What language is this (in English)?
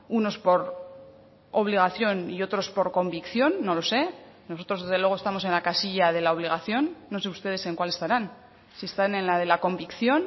Spanish